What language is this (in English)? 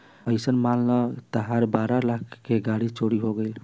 Bhojpuri